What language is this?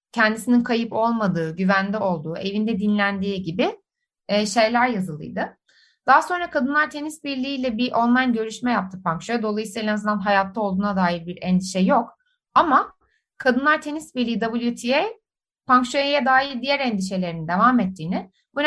Turkish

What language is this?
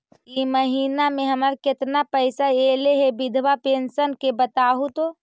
Magahi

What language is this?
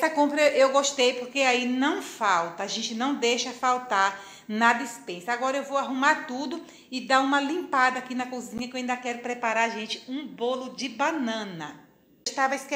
Portuguese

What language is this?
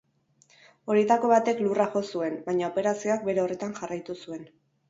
Basque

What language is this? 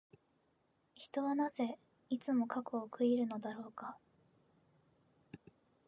Japanese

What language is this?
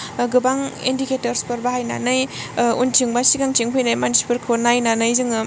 Bodo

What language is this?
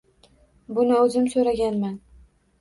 Uzbek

